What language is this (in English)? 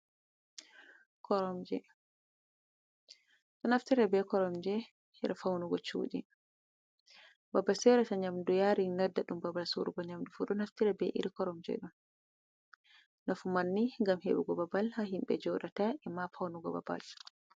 Fula